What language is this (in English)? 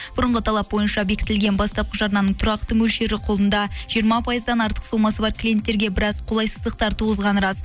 Kazakh